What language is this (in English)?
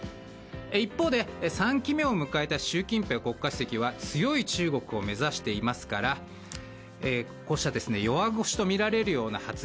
Japanese